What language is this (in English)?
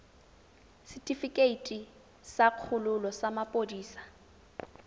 Tswana